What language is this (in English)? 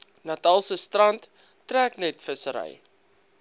Afrikaans